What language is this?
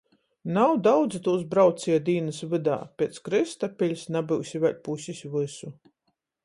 Latgalian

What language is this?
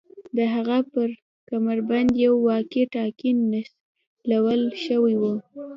Pashto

